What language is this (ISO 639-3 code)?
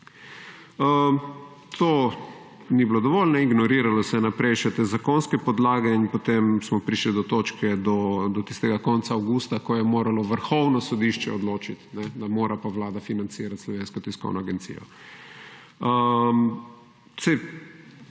slv